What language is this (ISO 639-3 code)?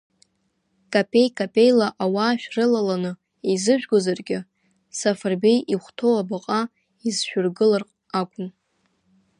abk